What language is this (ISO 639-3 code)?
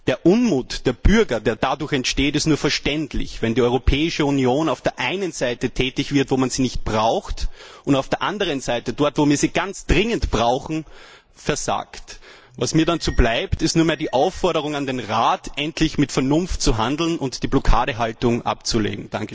deu